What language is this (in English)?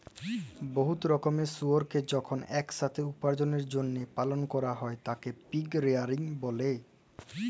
Bangla